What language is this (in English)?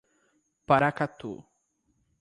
Portuguese